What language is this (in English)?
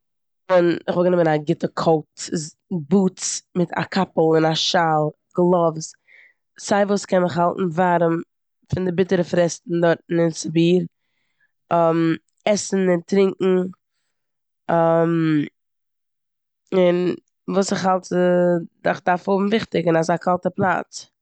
Yiddish